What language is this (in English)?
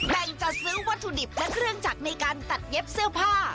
Thai